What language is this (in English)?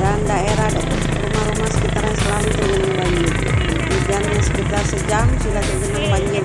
Indonesian